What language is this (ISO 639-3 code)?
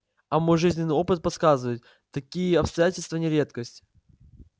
rus